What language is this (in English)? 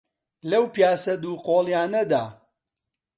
Central Kurdish